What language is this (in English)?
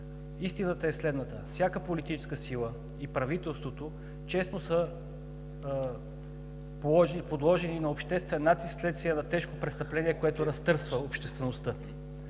Bulgarian